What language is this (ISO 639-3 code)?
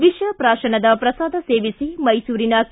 kan